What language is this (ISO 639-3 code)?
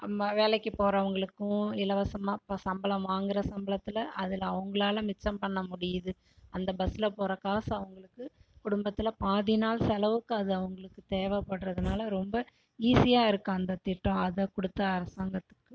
tam